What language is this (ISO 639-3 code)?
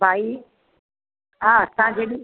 snd